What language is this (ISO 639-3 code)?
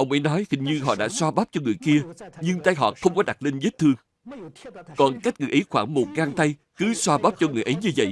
vie